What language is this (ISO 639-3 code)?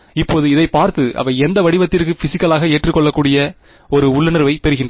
tam